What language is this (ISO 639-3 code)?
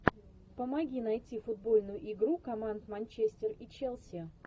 rus